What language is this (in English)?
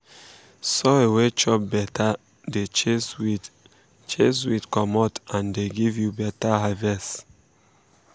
Nigerian Pidgin